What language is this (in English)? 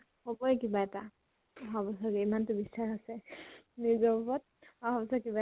Assamese